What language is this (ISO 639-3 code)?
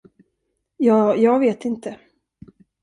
swe